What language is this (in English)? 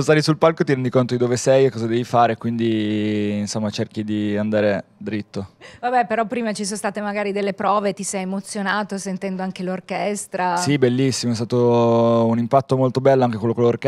Italian